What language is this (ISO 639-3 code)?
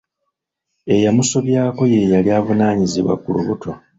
lug